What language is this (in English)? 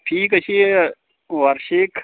Marathi